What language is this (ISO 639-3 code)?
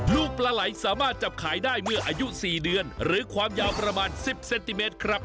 tha